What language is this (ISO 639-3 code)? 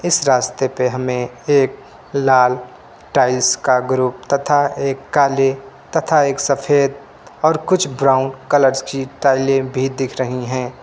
hin